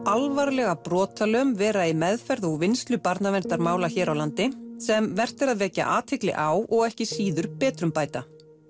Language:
Icelandic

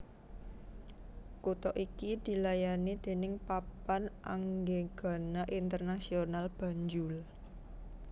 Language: Javanese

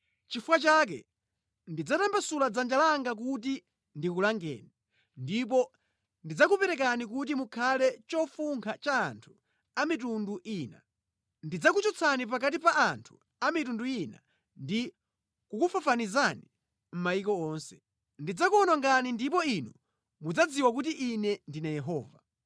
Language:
Nyanja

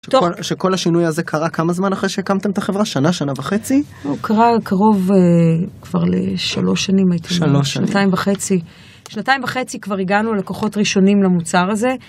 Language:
Hebrew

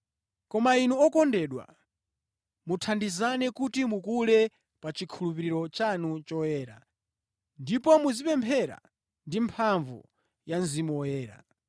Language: Nyanja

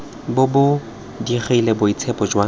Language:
Tswana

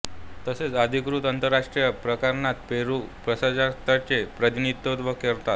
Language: Marathi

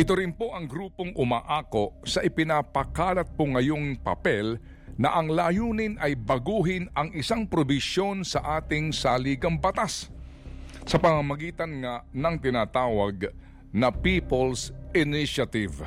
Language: Filipino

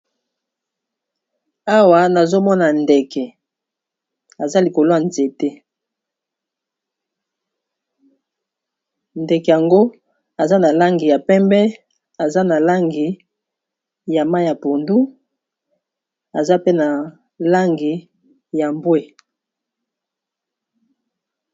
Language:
Lingala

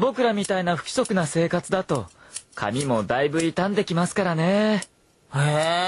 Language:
Japanese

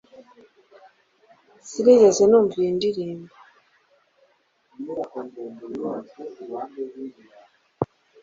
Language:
Kinyarwanda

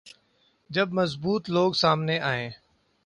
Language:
Urdu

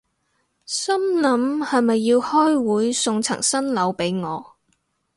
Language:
Cantonese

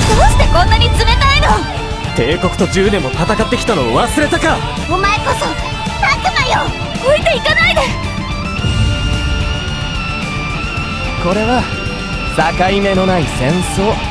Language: Japanese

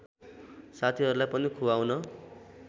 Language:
Nepali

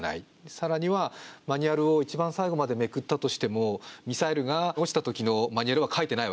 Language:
Japanese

